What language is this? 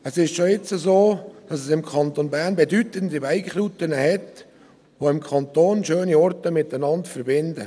Swiss German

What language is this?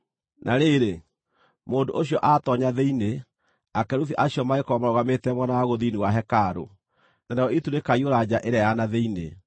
Kikuyu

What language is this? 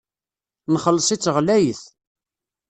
Kabyle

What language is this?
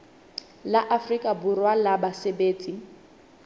Southern Sotho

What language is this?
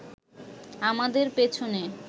Bangla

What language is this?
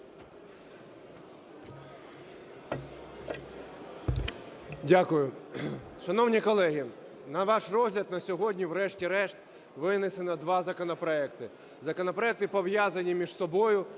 Ukrainian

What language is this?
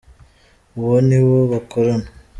Kinyarwanda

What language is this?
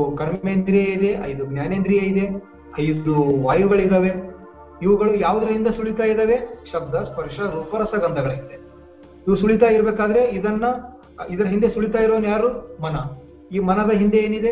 Kannada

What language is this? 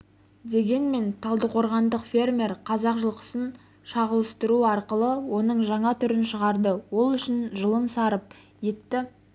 Kazakh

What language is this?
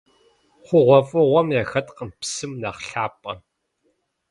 Kabardian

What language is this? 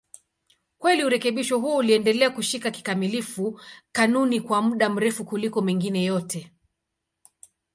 Swahili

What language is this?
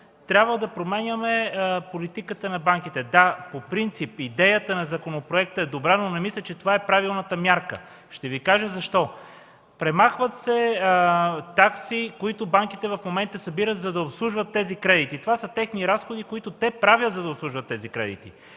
Bulgarian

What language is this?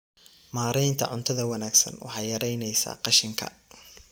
Somali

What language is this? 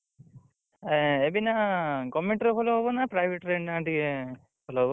Odia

